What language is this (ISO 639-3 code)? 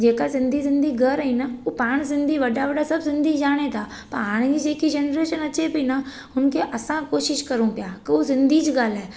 snd